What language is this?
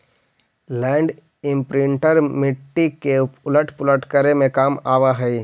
Magahi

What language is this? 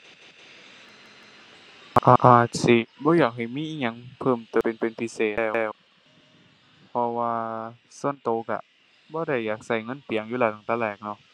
Thai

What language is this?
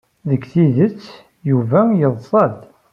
Kabyle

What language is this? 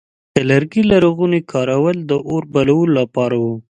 Pashto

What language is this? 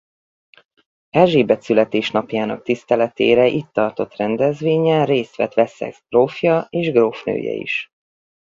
Hungarian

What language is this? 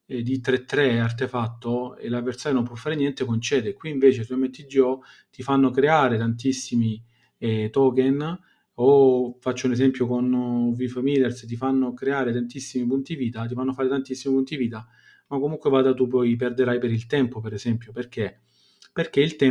Italian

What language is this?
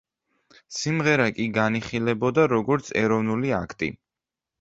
Georgian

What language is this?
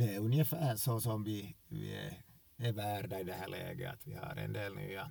Swedish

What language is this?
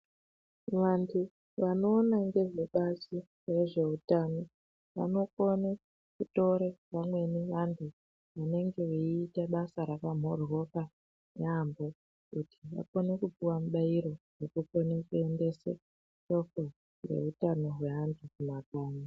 Ndau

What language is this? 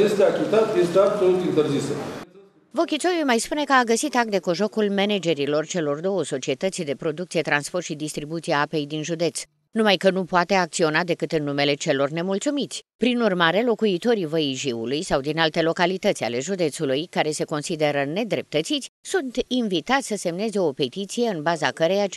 Romanian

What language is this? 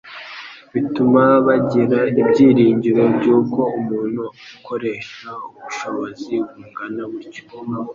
Kinyarwanda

